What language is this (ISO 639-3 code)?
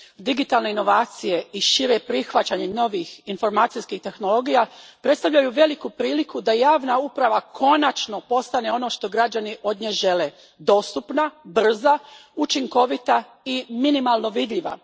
hrv